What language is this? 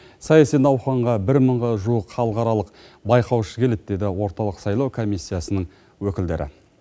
Kazakh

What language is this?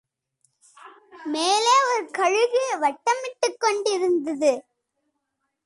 Tamil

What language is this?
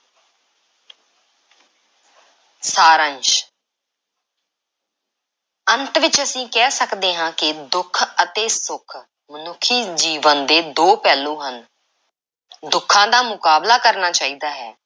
Punjabi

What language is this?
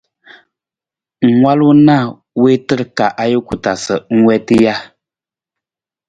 Nawdm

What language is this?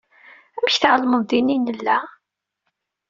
Kabyle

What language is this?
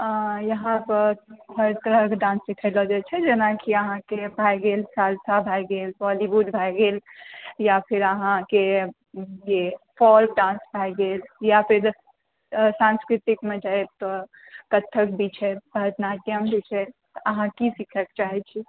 Maithili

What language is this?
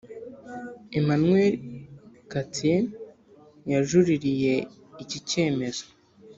Kinyarwanda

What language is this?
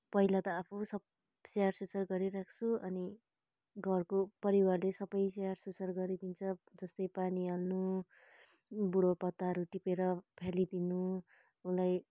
Nepali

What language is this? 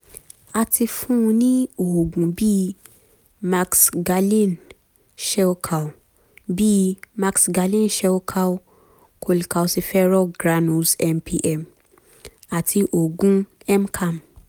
Yoruba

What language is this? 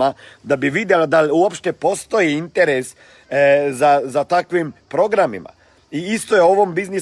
Croatian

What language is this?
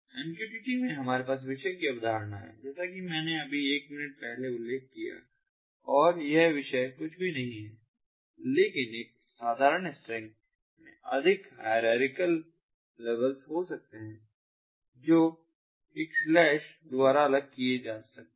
Hindi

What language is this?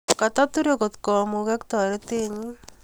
Kalenjin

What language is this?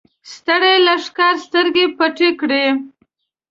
Pashto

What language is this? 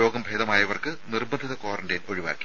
Malayalam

